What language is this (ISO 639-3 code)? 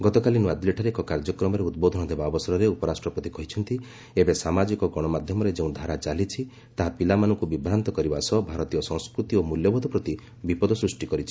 ori